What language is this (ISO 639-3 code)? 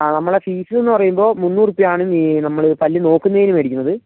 mal